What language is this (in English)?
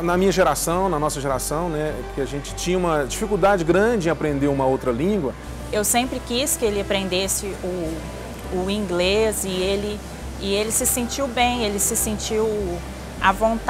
Portuguese